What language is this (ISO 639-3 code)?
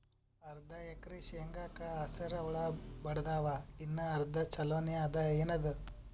kan